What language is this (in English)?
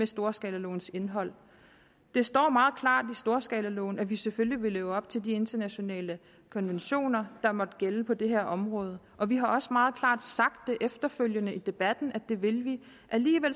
Danish